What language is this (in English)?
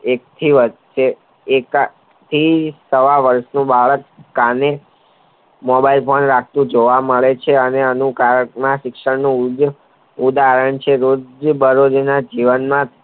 Gujarati